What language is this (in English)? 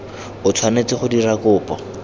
Tswana